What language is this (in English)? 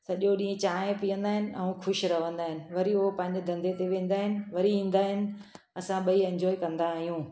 Sindhi